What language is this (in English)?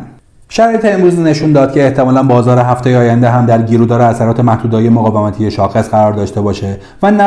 Persian